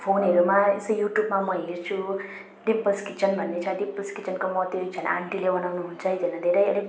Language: Nepali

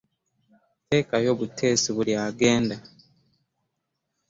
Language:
Ganda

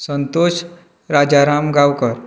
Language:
Konkani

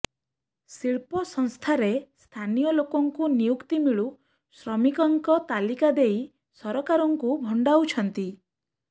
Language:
Odia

